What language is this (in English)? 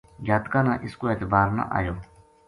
Gujari